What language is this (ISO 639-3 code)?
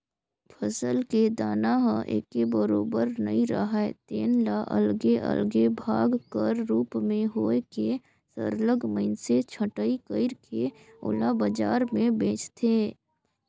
hne